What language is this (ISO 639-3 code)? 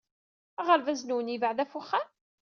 kab